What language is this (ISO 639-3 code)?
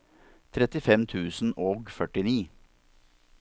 nor